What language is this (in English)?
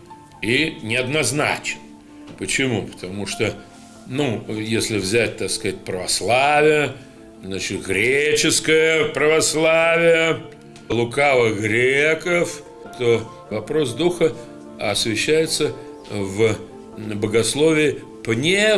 Russian